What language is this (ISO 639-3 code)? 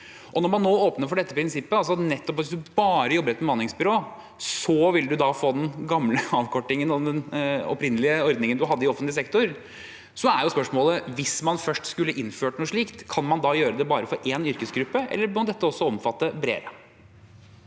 nor